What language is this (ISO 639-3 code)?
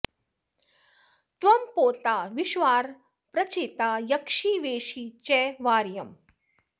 san